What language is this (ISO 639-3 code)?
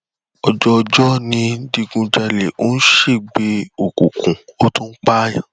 yor